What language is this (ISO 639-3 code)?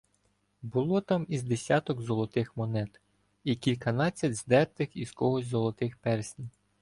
ukr